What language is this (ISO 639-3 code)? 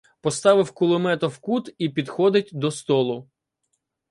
ukr